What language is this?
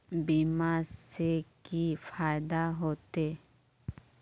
Magahi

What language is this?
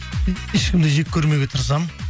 Kazakh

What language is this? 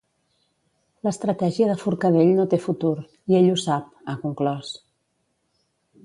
Catalan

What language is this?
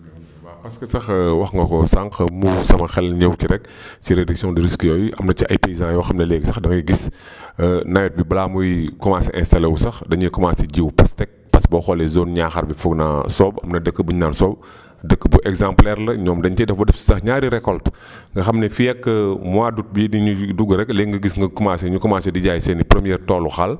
Wolof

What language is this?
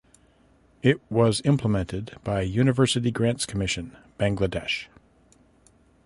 English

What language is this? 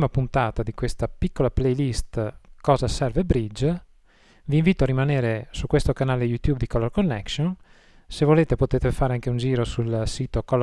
Italian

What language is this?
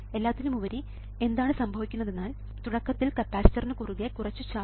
Malayalam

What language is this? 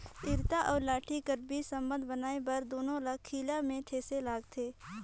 Chhattisgarhi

